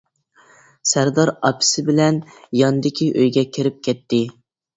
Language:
Uyghur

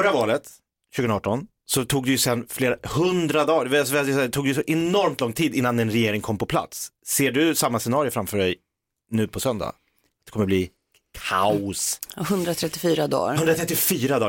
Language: Swedish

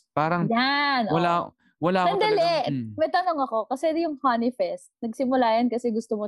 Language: Filipino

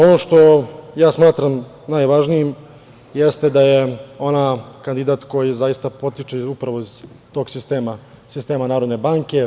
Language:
Serbian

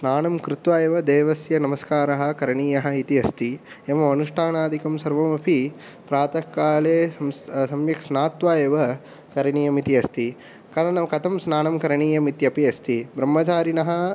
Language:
Sanskrit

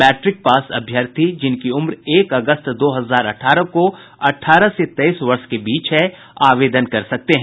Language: Hindi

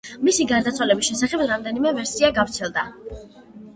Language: Georgian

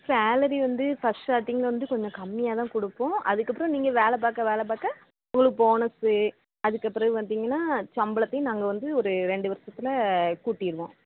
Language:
Tamil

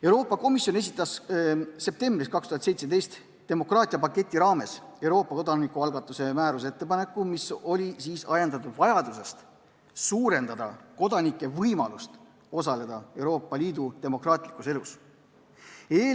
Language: Estonian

